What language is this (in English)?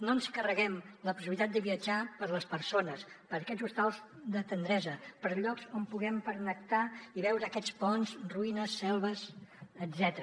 Catalan